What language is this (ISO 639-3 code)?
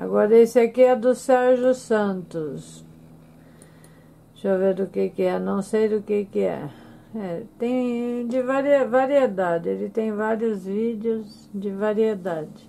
por